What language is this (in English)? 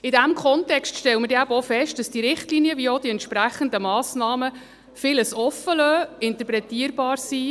Swiss German